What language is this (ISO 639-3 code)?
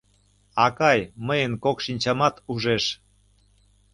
chm